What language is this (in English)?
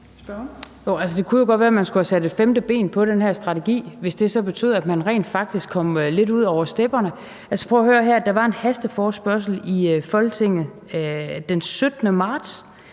Danish